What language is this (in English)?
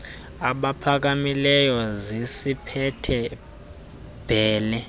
Xhosa